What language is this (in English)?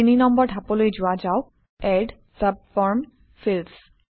Assamese